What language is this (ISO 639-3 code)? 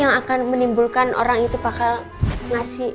ind